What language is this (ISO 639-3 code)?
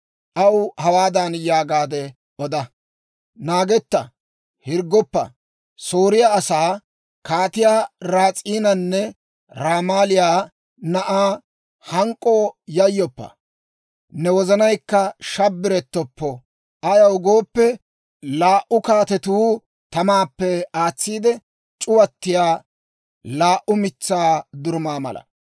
dwr